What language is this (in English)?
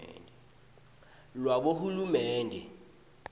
Swati